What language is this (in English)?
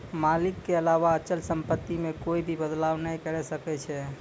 Maithili